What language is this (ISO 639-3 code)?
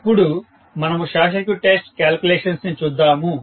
tel